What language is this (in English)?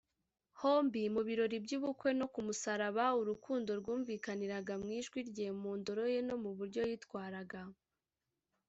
Kinyarwanda